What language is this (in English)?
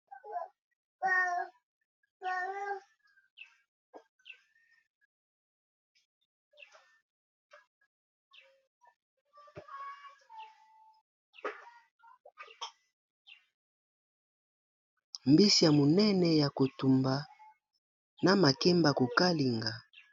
Lingala